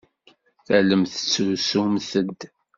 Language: Kabyle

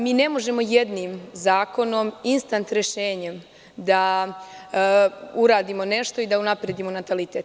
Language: Serbian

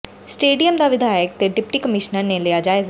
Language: Punjabi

